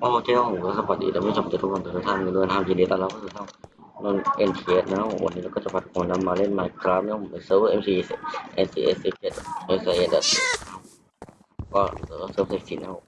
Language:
Thai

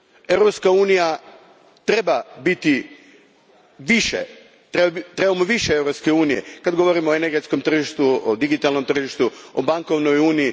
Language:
Croatian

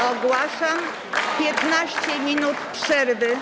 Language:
Polish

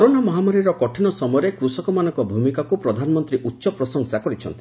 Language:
Odia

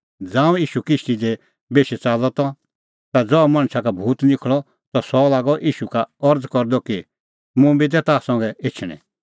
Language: Kullu Pahari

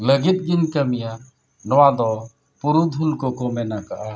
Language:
Santali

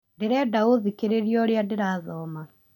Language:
Kikuyu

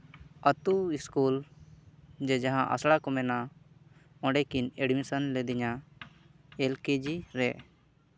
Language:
Santali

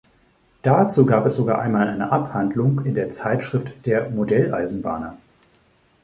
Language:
German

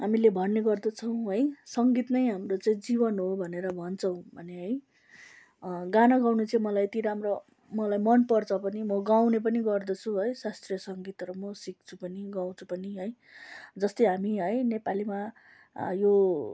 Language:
Nepali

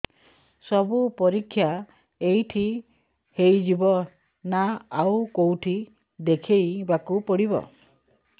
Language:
Odia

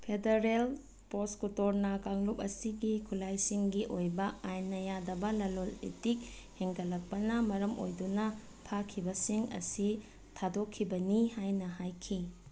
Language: Manipuri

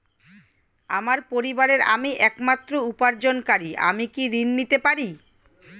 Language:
Bangla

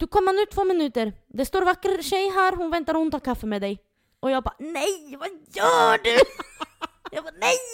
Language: Swedish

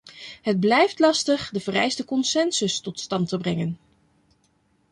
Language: Dutch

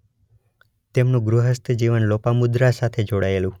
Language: Gujarati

